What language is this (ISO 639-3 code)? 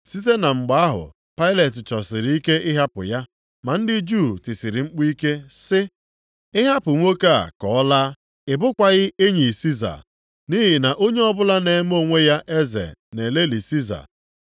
ibo